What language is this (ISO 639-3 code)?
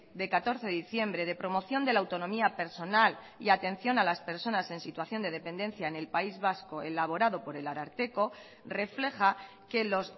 spa